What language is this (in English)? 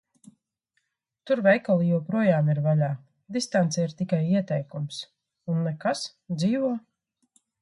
Latvian